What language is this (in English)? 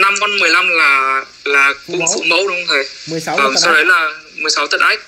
Vietnamese